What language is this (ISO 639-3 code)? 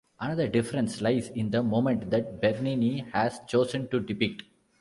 eng